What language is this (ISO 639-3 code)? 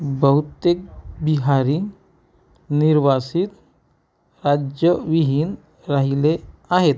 mar